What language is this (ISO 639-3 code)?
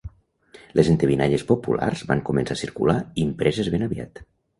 cat